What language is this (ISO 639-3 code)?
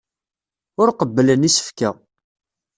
kab